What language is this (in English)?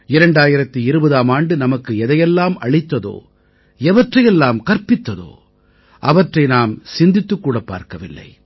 Tamil